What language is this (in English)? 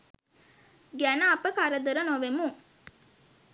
Sinhala